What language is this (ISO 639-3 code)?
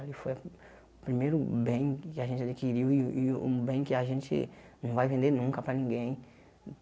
por